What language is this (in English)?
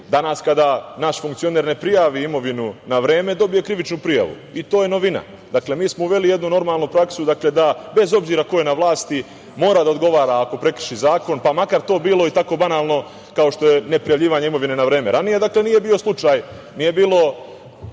Serbian